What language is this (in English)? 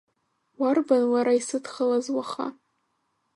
Abkhazian